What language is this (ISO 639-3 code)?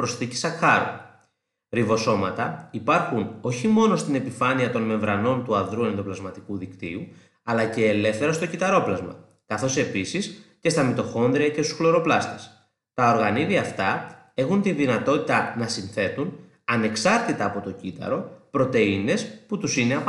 ell